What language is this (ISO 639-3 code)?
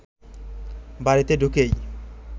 ben